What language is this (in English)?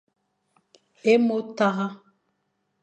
Fang